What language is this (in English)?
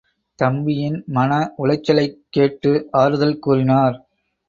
Tamil